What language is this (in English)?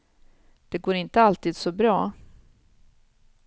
Swedish